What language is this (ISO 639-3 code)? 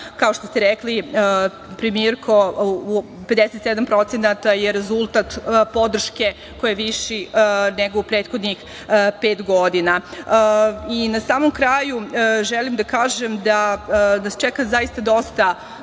srp